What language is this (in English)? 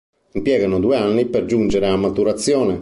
Italian